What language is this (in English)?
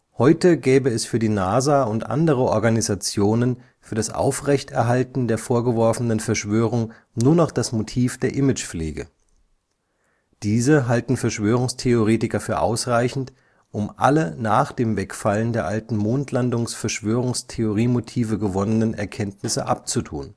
German